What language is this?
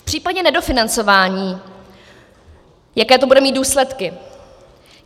Czech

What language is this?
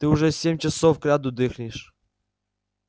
Russian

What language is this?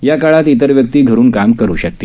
Marathi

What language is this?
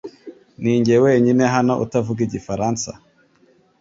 Kinyarwanda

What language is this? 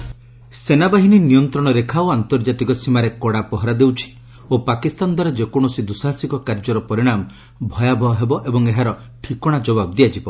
Odia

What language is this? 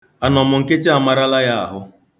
Igbo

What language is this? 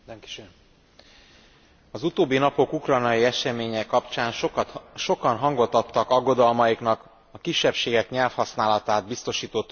Hungarian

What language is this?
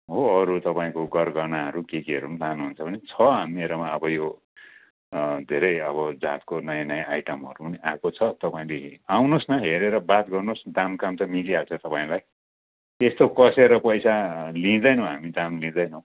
Nepali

